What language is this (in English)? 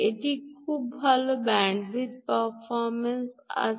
Bangla